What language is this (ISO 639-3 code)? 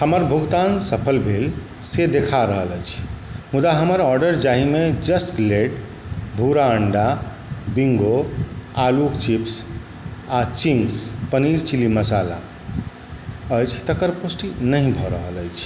mai